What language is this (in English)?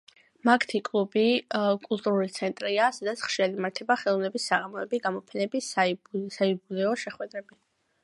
Georgian